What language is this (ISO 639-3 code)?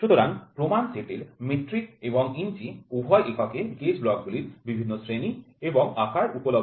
ben